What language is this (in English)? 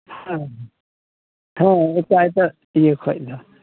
Santali